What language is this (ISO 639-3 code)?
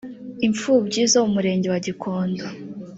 kin